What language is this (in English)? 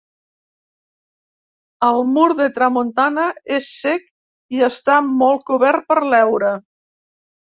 Catalan